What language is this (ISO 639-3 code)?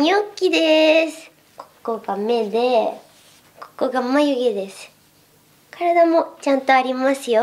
jpn